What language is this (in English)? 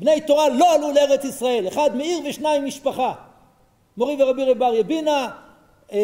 Hebrew